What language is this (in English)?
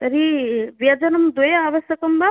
Sanskrit